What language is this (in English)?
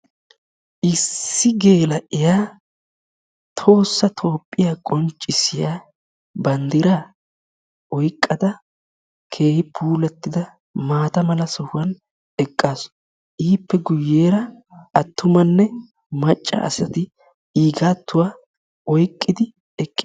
Wolaytta